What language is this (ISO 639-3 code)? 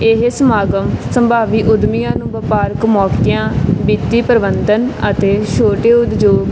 pan